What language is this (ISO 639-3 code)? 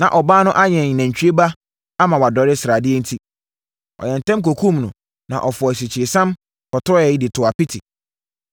aka